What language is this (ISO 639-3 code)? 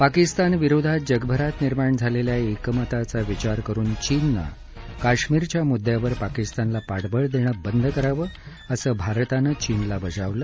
mar